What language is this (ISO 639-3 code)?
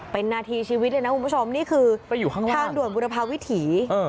tha